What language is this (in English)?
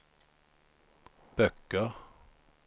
Swedish